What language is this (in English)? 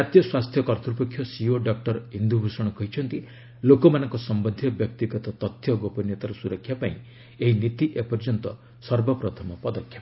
Odia